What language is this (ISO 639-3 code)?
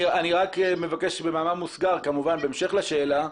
heb